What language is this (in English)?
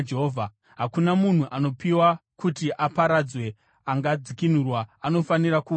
Shona